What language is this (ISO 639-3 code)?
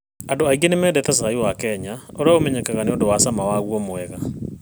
kik